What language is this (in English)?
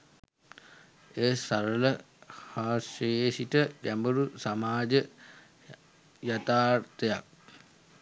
Sinhala